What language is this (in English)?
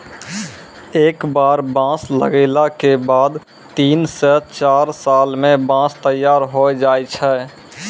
Maithili